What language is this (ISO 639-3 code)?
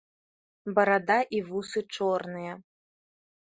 bel